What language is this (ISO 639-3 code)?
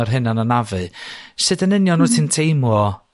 cym